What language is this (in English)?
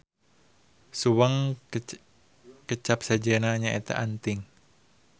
Sundanese